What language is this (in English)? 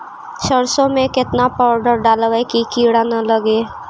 Magahi